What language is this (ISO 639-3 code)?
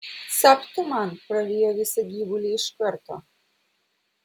lit